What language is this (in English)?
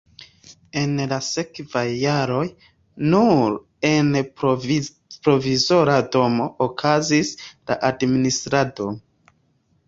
Esperanto